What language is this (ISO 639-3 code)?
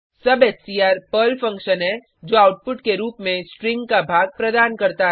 hin